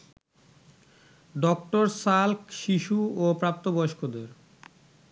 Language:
Bangla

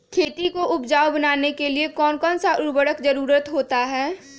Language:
Magahi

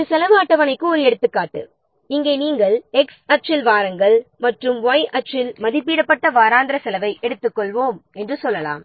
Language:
Tamil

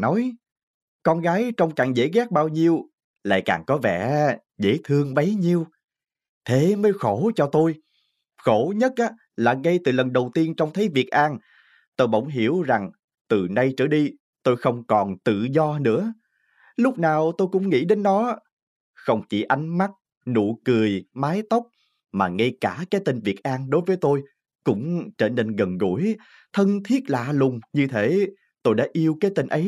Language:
Vietnamese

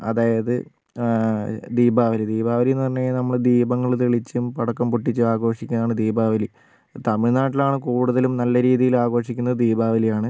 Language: Malayalam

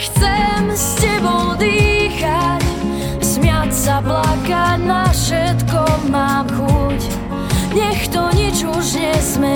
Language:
Slovak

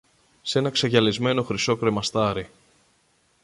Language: Greek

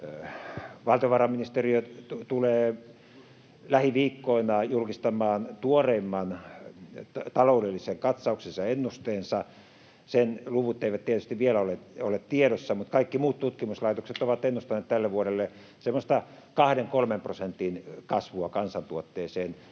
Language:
Finnish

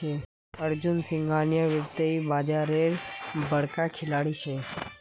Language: Magahi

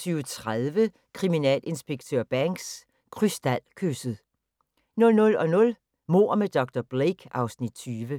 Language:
Danish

